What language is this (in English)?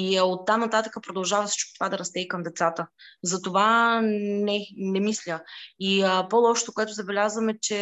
Bulgarian